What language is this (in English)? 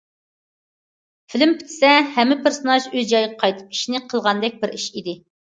Uyghur